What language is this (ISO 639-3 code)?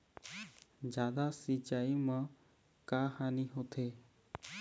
hne